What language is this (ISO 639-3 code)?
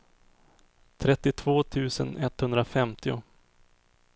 swe